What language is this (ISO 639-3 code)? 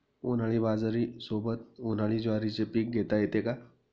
mar